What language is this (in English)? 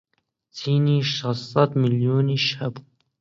Central Kurdish